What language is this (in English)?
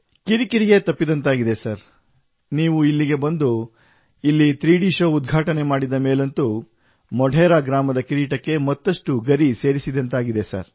Kannada